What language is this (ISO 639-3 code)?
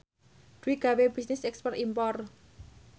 jav